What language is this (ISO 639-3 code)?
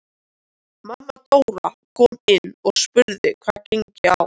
isl